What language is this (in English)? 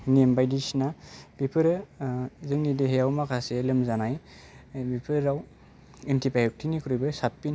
Bodo